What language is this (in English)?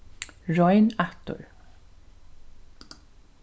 Faroese